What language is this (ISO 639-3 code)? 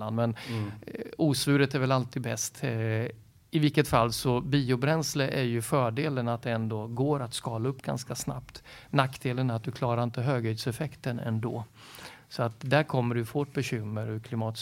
swe